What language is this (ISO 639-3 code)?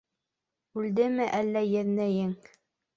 bak